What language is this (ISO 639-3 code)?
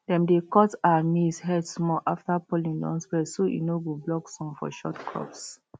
pcm